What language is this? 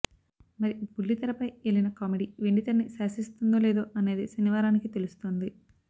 Telugu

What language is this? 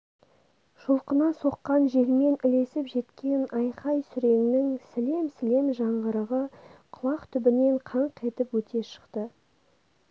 Kazakh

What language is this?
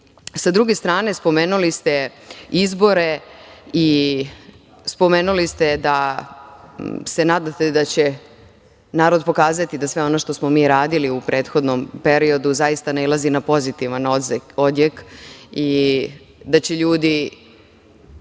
Serbian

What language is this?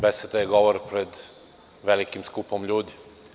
Serbian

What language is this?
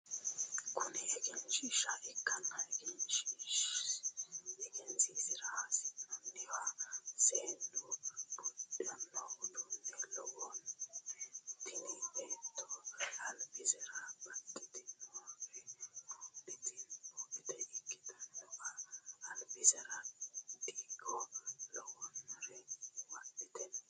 Sidamo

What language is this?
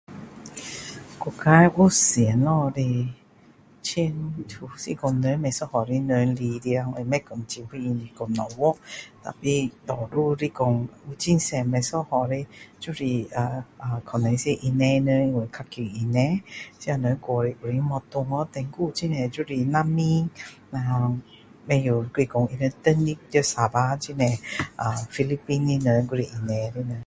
Min Dong Chinese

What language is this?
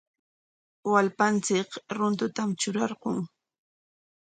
Corongo Ancash Quechua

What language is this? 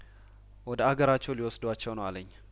Amharic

